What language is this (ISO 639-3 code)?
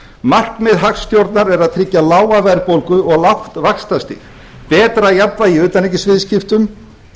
isl